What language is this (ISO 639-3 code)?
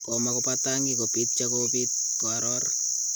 kln